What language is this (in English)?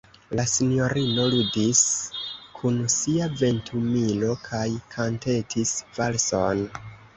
Esperanto